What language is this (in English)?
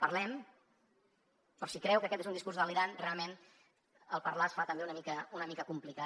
Catalan